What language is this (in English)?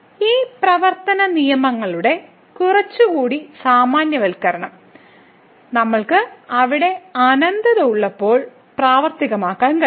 Malayalam